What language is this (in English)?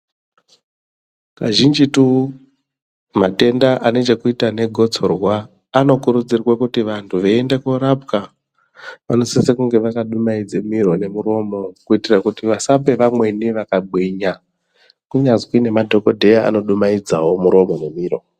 Ndau